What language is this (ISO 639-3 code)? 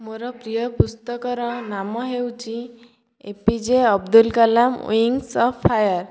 ori